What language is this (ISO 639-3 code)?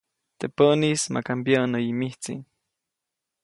zoc